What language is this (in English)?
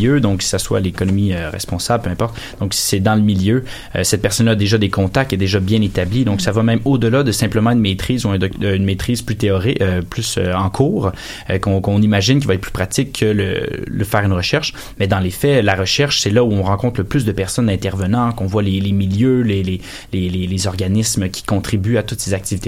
French